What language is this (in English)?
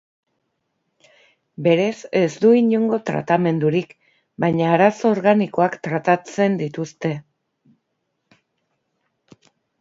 Basque